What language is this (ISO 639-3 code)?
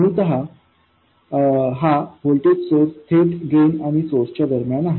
mar